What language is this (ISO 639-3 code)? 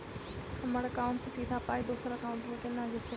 mai